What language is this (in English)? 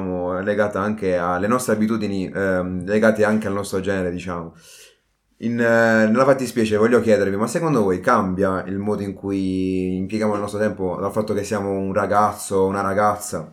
Italian